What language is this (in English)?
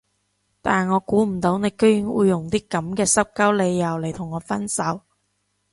Cantonese